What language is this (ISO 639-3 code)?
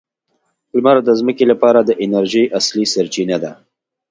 pus